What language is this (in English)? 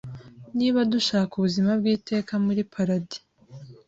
Kinyarwanda